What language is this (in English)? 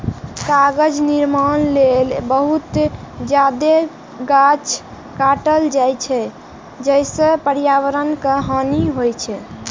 Maithili